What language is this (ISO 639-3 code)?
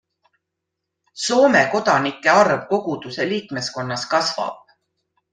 est